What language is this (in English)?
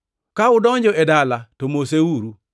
Luo (Kenya and Tanzania)